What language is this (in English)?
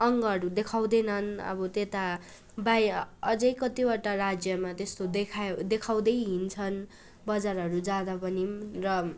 Nepali